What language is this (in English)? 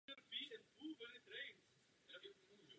Czech